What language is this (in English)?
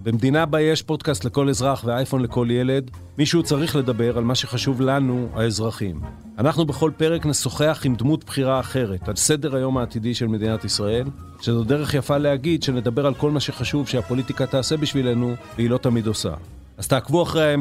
Hebrew